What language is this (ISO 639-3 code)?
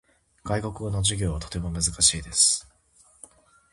jpn